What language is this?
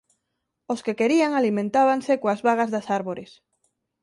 Galician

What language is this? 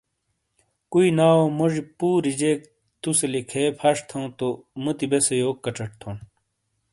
Shina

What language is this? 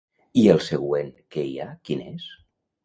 Catalan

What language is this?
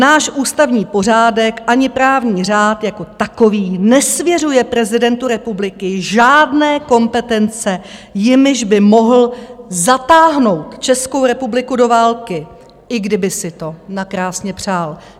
Czech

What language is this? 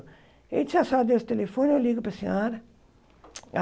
Portuguese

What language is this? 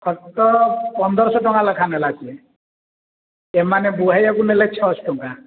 Odia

